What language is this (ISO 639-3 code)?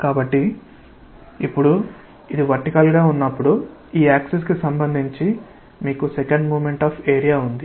tel